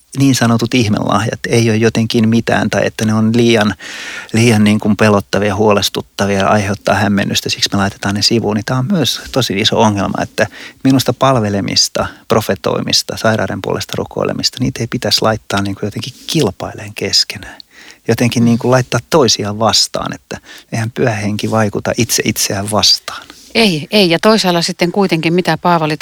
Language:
Finnish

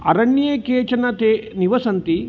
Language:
Sanskrit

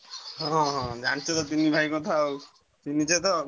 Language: Odia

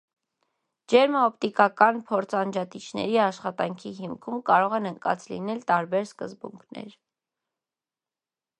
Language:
Armenian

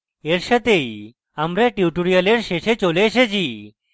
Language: Bangla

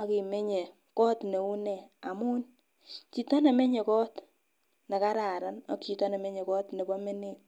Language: Kalenjin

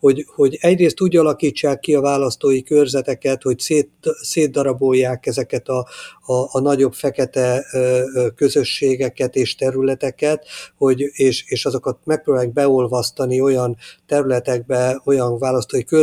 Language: Hungarian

